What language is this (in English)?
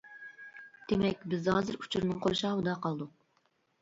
Uyghur